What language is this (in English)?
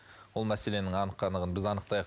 Kazakh